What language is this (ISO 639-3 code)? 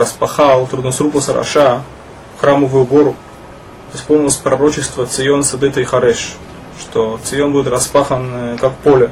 rus